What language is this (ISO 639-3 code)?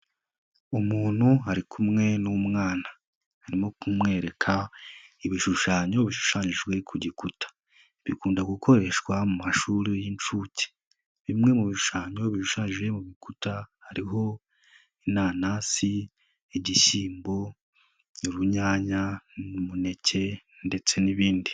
kin